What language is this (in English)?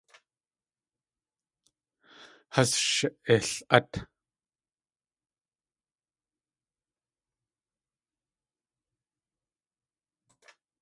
Tlingit